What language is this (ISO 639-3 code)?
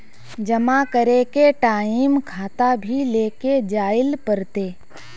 mag